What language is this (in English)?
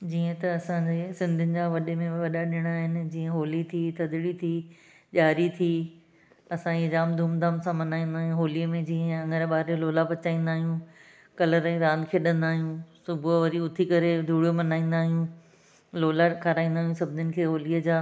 Sindhi